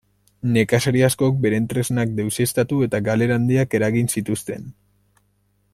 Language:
Basque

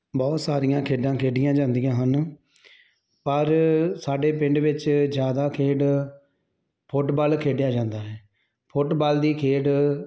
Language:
Punjabi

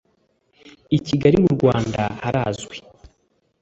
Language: Kinyarwanda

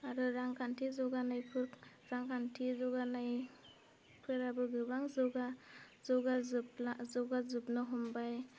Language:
Bodo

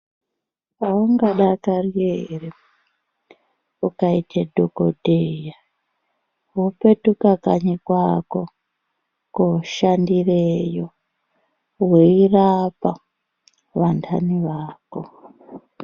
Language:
Ndau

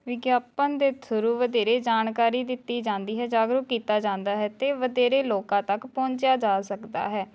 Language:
Punjabi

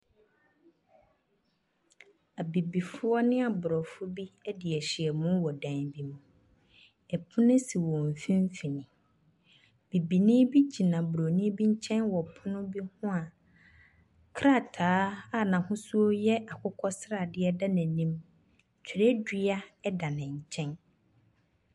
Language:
Akan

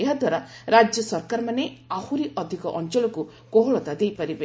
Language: Odia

